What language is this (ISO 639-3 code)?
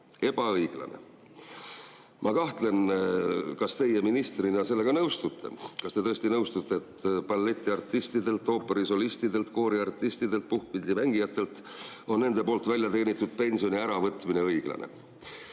est